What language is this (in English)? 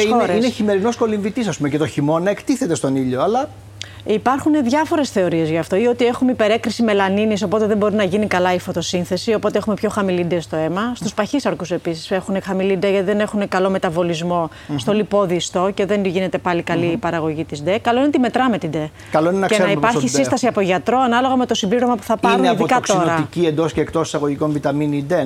Greek